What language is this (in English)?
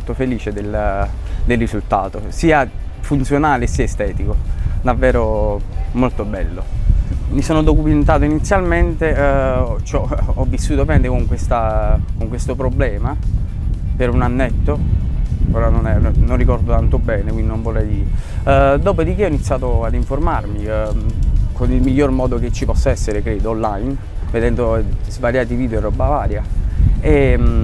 Italian